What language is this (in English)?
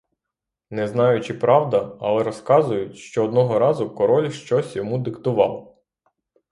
Ukrainian